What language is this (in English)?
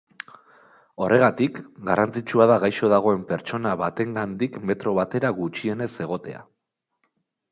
Basque